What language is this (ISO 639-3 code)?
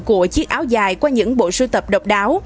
vie